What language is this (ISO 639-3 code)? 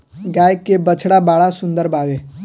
bho